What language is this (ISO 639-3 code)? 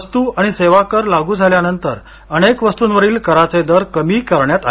mar